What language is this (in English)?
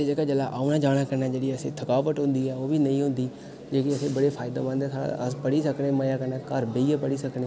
Dogri